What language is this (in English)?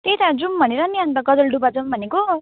Nepali